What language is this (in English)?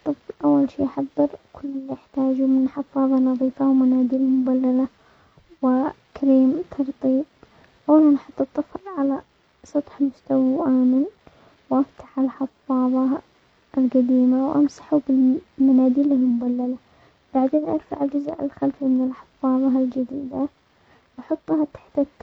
Omani Arabic